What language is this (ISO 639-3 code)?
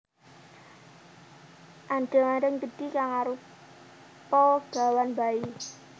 jav